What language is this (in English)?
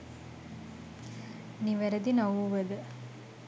Sinhala